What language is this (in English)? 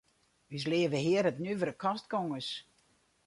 Western Frisian